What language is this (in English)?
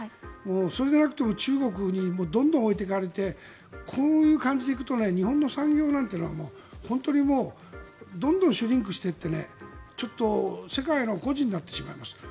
Japanese